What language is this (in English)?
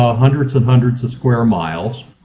English